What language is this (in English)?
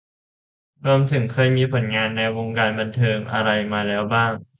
Thai